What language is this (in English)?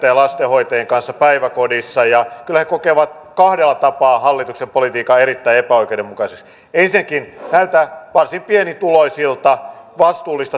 Finnish